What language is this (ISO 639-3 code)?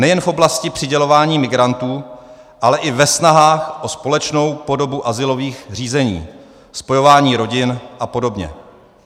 ces